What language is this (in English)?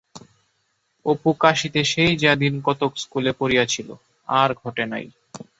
Bangla